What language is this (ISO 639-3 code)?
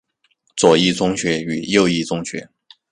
zho